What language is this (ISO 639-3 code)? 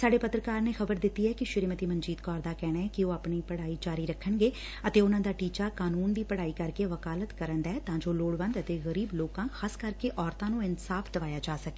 pan